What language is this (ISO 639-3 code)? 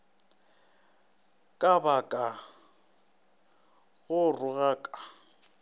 nso